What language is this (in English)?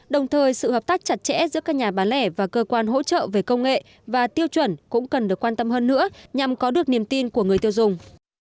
Vietnamese